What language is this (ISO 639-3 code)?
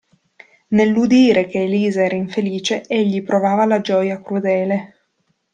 ita